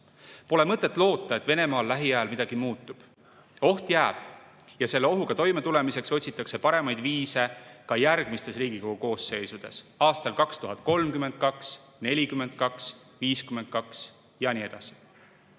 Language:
Estonian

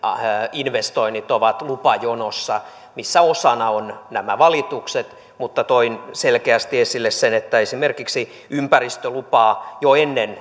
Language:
Finnish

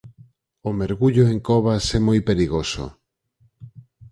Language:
Galician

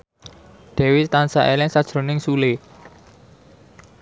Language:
Javanese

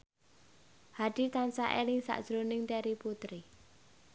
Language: Javanese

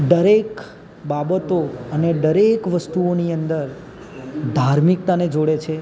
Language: Gujarati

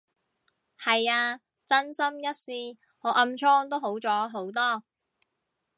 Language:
Cantonese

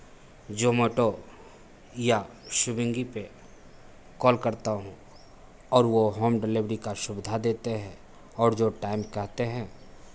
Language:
Hindi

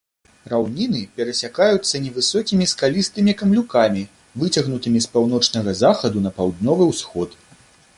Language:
Belarusian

